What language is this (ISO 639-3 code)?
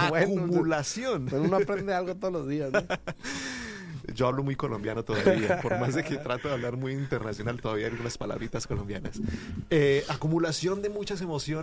spa